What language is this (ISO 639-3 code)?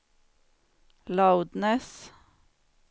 swe